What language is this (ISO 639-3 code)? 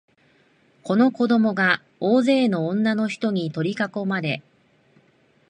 jpn